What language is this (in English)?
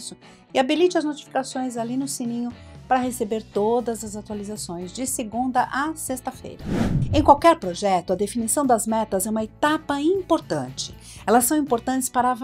Portuguese